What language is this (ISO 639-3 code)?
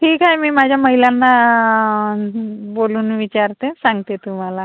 mar